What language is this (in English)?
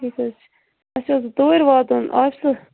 Kashmiri